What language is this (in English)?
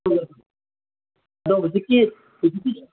Manipuri